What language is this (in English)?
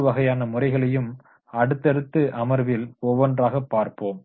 Tamil